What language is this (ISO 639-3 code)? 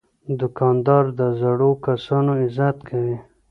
pus